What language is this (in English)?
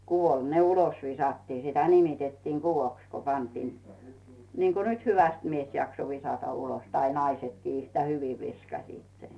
Finnish